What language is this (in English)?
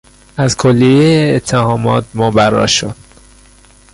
Persian